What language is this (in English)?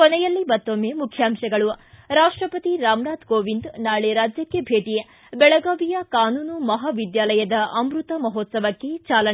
Kannada